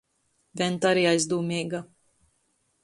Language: Latgalian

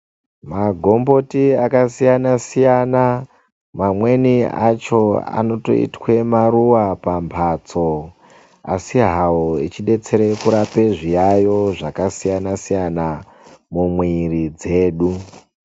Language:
Ndau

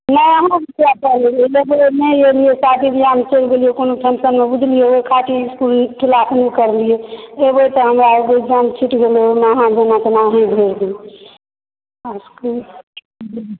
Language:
Maithili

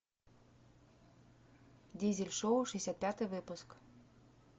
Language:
Russian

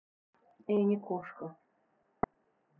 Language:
Russian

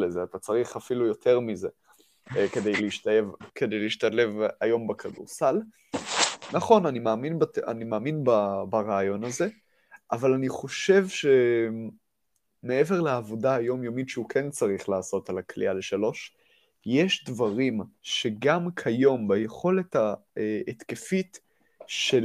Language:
Hebrew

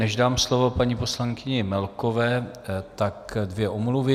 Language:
Czech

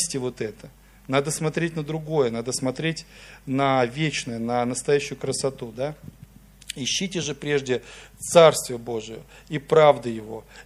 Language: Russian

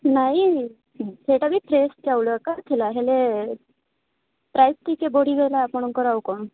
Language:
Odia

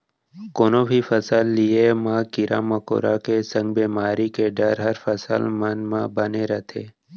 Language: Chhattisgarhi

